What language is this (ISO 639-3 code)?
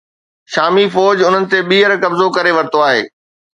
snd